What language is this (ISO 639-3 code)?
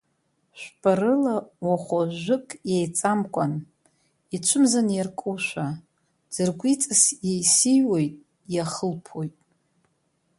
abk